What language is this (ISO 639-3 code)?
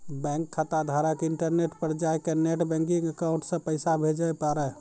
mai